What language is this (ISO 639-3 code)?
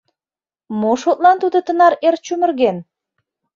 chm